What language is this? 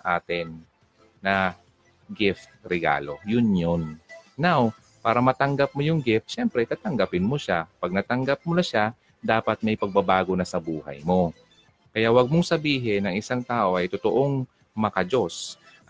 Filipino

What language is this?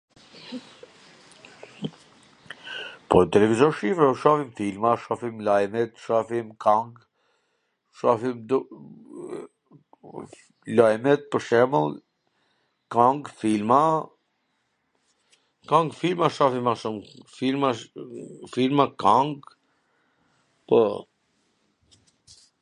Gheg Albanian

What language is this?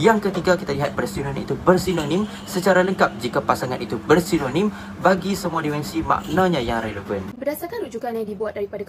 Malay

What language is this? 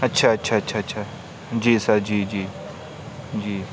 Urdu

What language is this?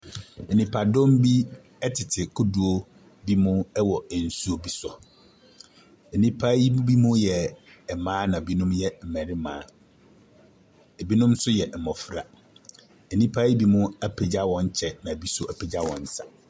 Akan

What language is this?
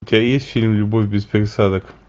Russian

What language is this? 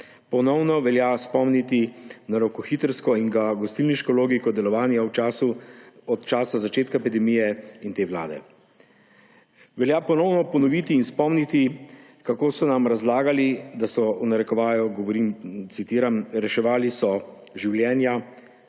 Slovenian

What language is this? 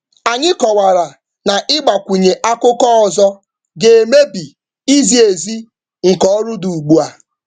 Igbo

